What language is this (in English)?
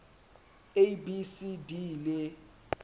Southern Sotho